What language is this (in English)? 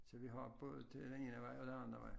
Danish